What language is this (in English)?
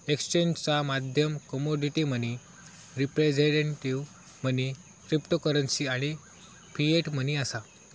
Marathi